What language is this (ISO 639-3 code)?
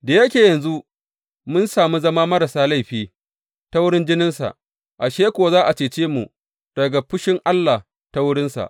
hau